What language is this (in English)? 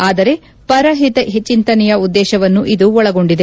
Kannada